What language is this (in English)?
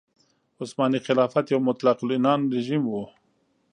Pashto